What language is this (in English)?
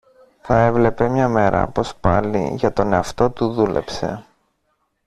Greek